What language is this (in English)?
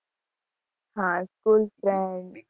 Gujarati